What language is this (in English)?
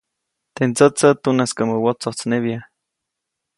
Copainalá Zoque